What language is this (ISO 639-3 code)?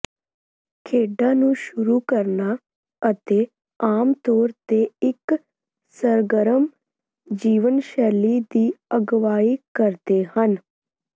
pan